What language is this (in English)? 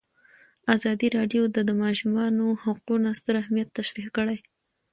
Pashto